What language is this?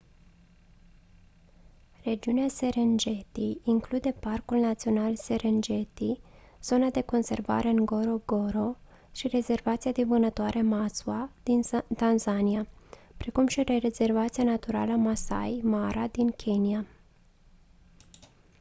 Romanian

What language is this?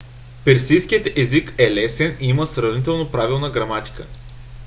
Bulgarian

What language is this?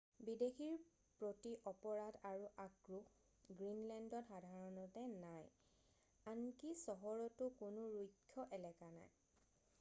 Assamese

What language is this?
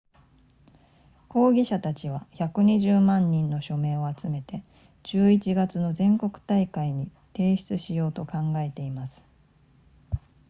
Japanese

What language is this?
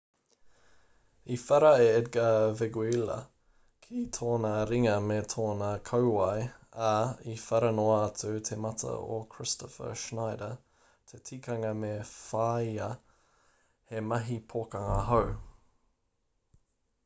Māori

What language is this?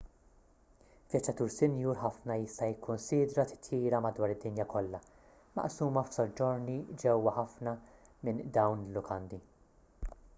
Maltese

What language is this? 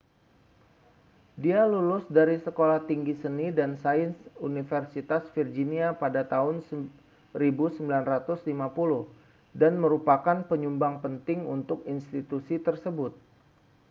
Indonesian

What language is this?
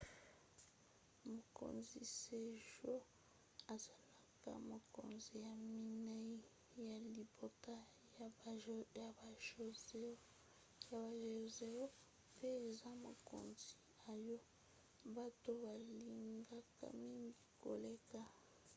Lingala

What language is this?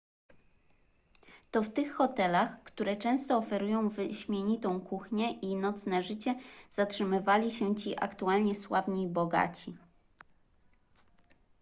Polish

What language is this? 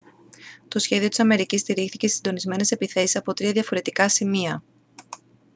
Greek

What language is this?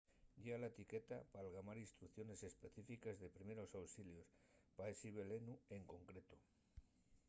Asturian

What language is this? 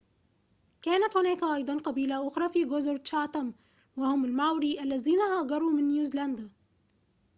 Arabic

